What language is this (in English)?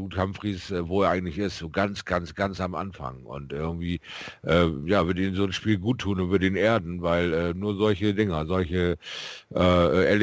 German